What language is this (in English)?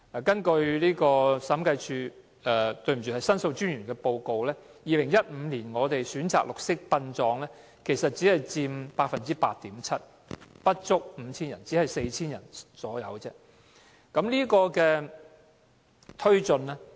Cantonese